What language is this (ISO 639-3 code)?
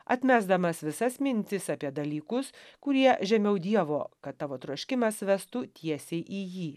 lit